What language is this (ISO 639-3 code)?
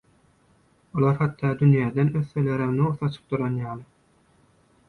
tuk